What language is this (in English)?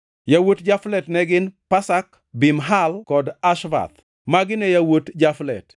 Luo (Kenya and Tanzania)